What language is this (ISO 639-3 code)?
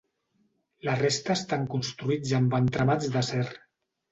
cat